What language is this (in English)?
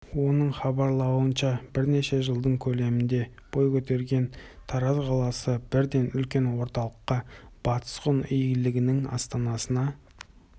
Kazakh